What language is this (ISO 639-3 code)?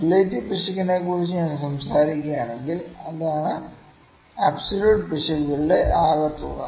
mal